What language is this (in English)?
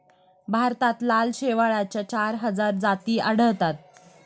Marathi